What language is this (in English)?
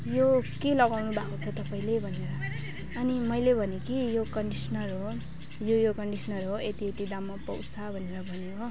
Nepali